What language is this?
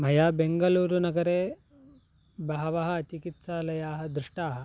Sanskrit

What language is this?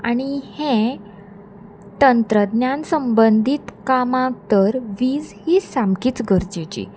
Konkani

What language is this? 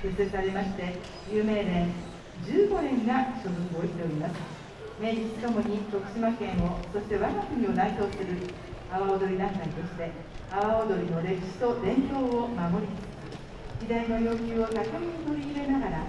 Japanese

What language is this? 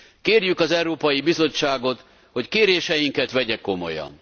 Hungarian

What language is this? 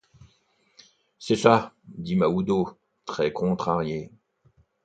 French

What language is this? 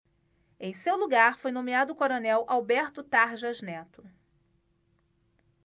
Portuguese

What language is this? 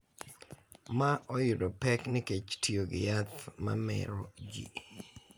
Luo (Kenya and Tanzania)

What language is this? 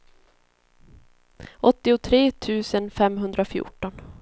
Swedish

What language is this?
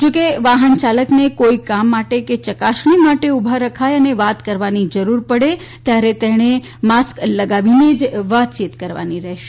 Gujarati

